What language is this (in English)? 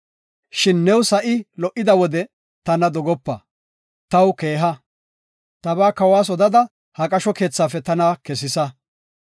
Gofa